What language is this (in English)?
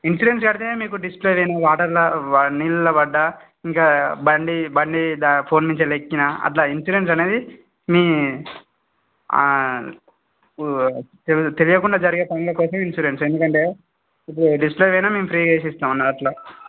Telugu